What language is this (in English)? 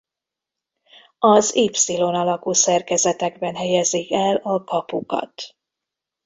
Hungarian